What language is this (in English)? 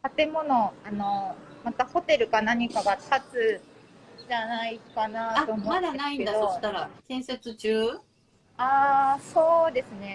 Japanese